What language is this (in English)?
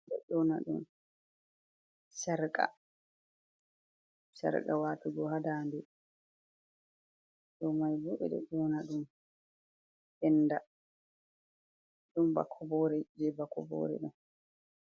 Fula